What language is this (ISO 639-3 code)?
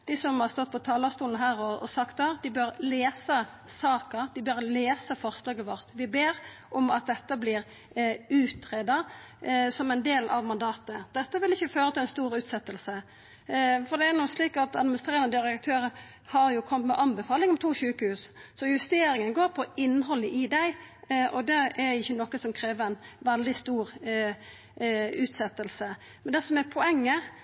nno